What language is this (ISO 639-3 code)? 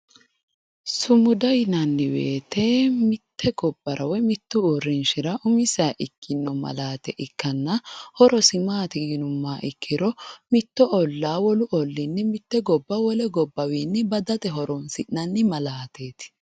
sid